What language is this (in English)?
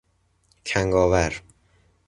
Persian